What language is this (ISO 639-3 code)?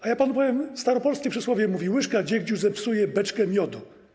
pol